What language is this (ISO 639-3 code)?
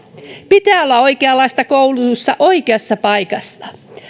fin